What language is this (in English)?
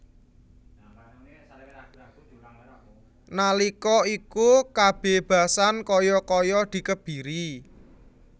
Javanese